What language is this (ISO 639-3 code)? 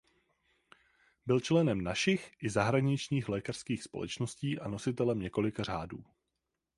ces